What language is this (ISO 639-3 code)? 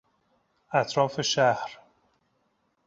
fas